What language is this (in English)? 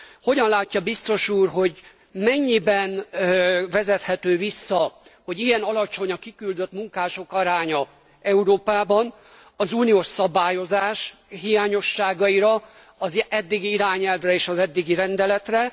Hungarian